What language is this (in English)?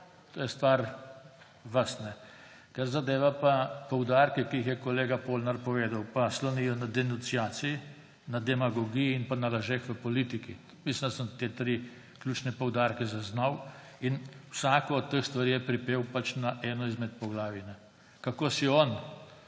Slovenian